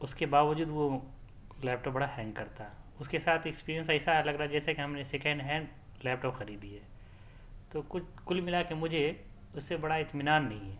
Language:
Urdu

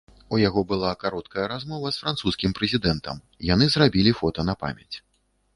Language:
Belarusian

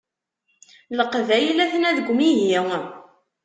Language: Kabyle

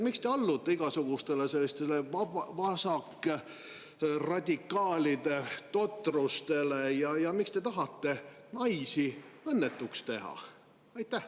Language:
Estonian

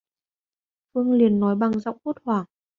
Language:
Vietnamese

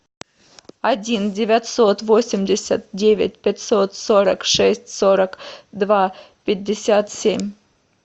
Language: Russian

